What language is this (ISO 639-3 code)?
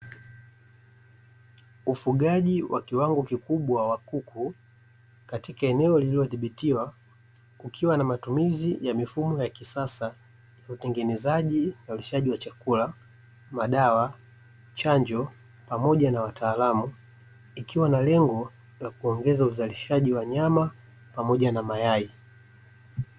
swa